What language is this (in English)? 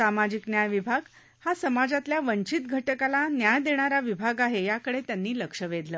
Marathi